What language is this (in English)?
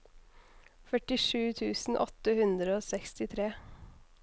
Norwegian